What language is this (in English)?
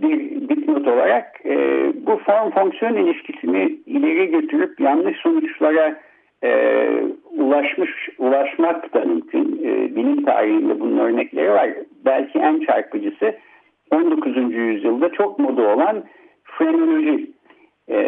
Turkish